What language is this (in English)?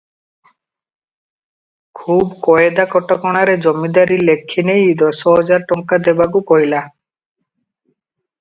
Odia